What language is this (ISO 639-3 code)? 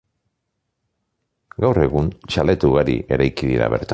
eus